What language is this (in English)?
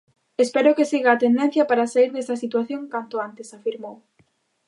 Galician